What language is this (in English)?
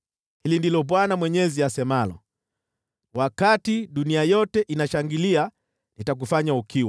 Swahili